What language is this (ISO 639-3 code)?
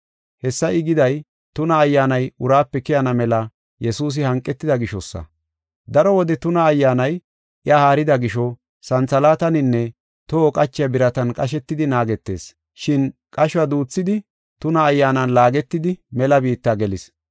gof